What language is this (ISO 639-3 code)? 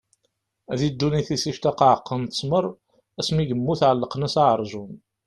kab